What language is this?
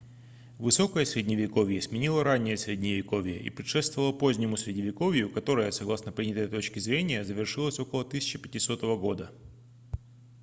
Russian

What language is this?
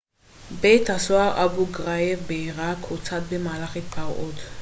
Hebrew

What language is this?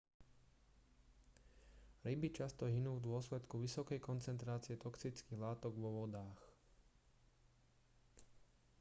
Slovak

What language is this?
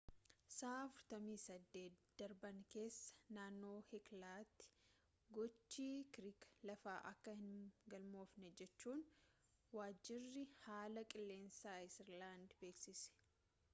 Oromo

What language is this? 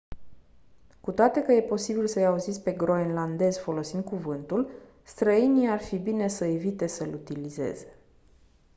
Romanian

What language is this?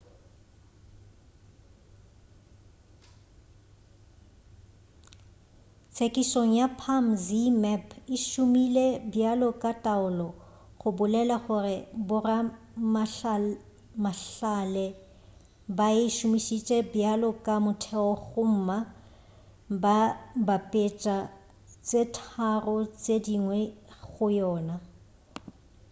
Northern Sotho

